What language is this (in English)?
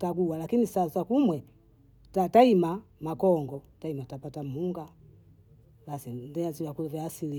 Bondei